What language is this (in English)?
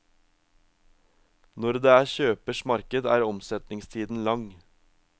Norwegian